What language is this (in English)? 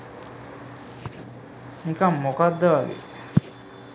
Sinhala